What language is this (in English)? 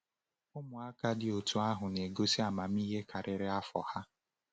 Igbo